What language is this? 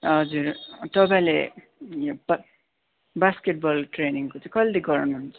Nepali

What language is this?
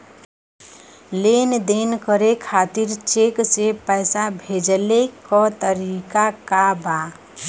Bhojpuri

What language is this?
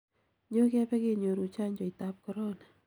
Kalenjin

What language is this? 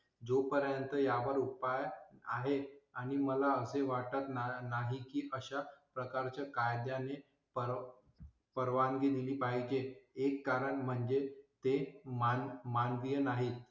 Marathi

